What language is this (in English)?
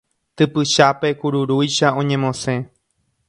Guarani